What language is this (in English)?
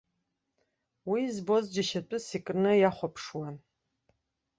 Abkhazian